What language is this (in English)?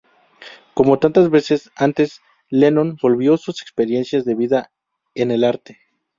Spanish